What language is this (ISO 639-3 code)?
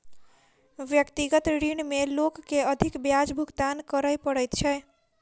mai